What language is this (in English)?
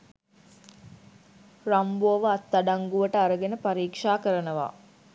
Sinhala